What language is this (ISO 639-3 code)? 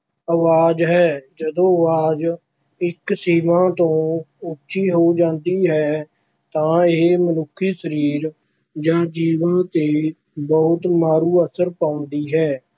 pan